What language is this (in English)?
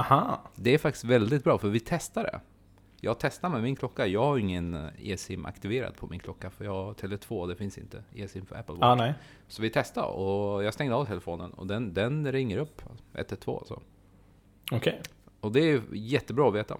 Swedish